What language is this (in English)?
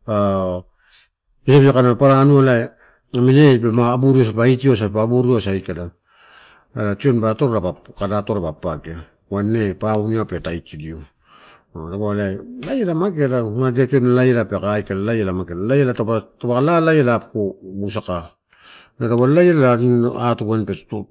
Torau